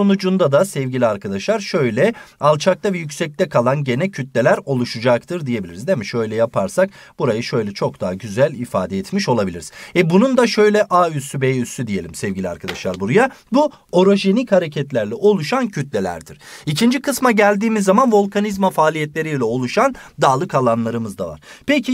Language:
Turkish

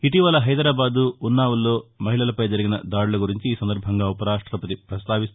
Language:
Telugu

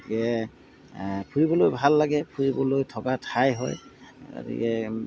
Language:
Assamese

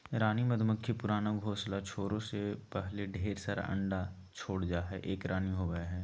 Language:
Magahi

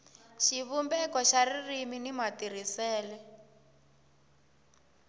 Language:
Tsonga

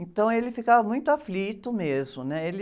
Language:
Portuguese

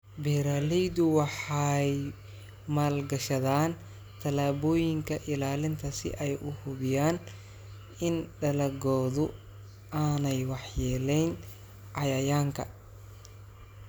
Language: Somali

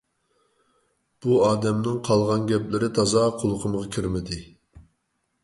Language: Uyghur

